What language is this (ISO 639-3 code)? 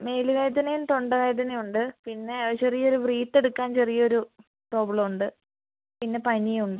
mal